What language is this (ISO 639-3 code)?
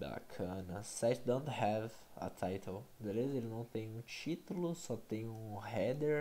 por